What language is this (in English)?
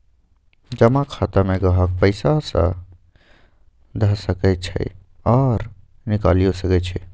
Magahi